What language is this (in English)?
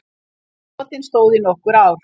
Icelandic